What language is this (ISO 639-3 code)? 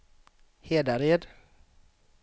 swe